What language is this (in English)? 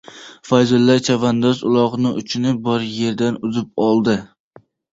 Uzbek